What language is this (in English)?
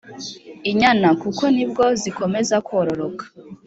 Kinyarwanda